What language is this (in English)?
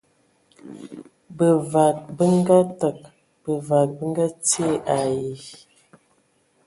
Ewondo